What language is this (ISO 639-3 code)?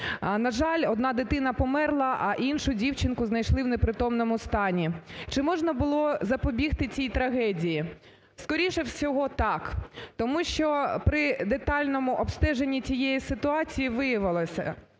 ukr